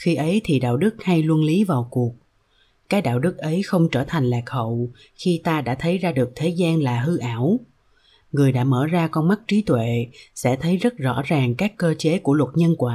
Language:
Vietnamese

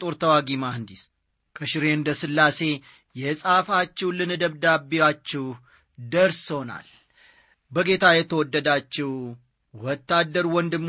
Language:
Amharic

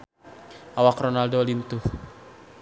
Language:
Sundanese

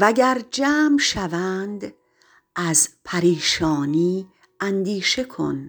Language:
Persian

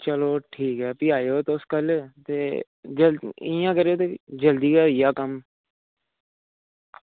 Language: Dogri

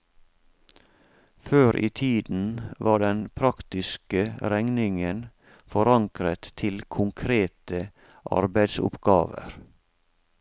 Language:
Norwegian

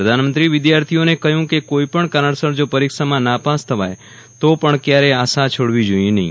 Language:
Gujarati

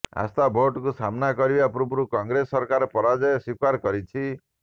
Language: Odia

